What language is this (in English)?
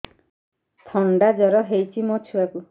Odia